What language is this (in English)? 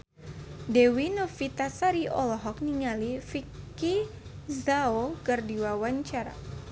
Sundanese